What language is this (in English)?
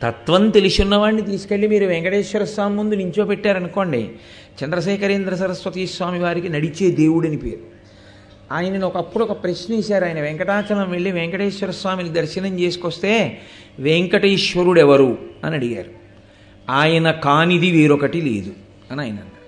Telugu